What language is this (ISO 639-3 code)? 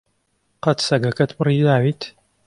ckb